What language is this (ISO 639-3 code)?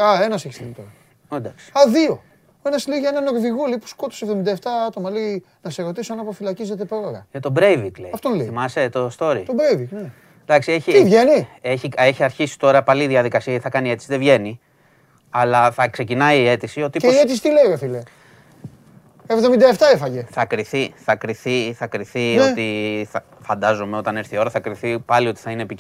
ell